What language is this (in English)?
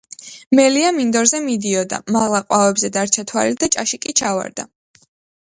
Georgian